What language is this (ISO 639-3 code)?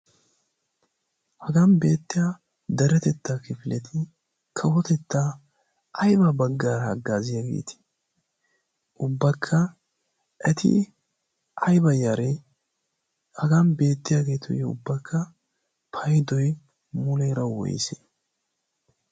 wal